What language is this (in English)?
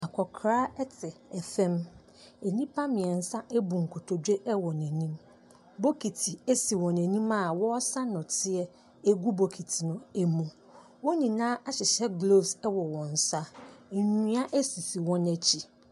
Akan